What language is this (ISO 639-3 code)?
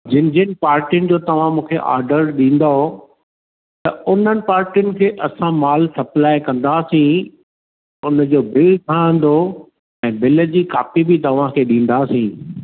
snd